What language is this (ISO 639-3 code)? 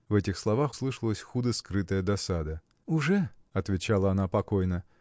rus